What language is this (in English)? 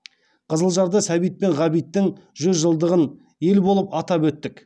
Kazakh